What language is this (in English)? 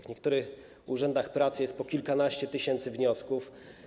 Polish